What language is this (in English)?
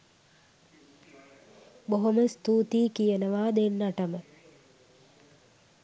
Sinhala